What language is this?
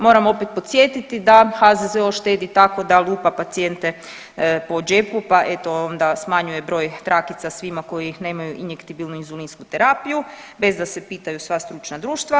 Croatian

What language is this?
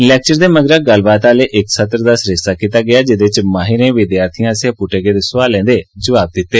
Dogri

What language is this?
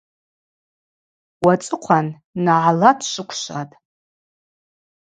Abaza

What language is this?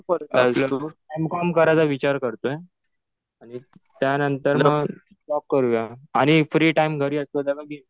Marathi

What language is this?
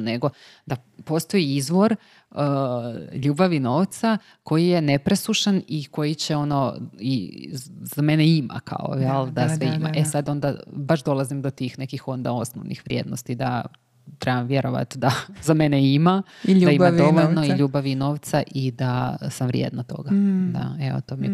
Croatian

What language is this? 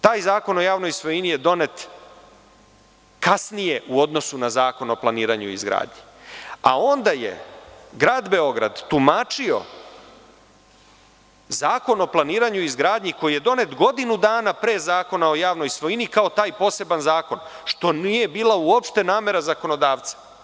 Serbian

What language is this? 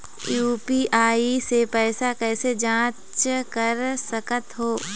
Chhattisgarhi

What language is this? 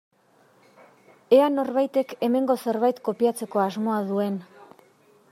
Basque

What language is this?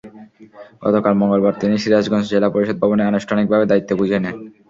Bangla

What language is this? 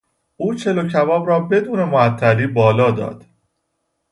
Persian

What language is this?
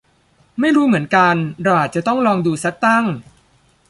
Thai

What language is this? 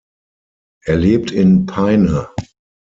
German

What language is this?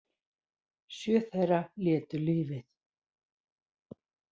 Icelandic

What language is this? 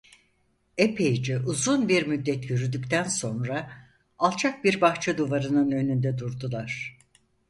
Turkish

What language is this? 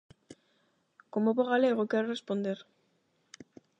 Galician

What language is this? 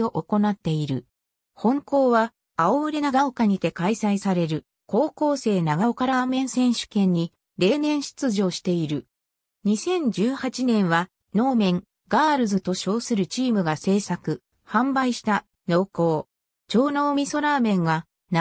Japanese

